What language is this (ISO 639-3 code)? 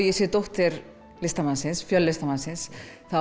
isl